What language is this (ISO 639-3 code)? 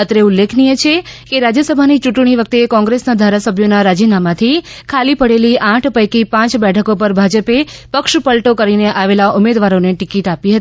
guj